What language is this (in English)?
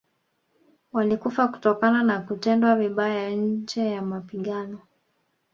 Swahili